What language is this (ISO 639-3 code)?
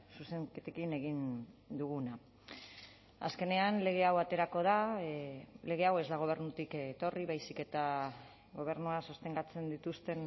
eus